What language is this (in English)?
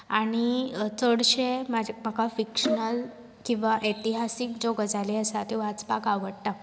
Konkani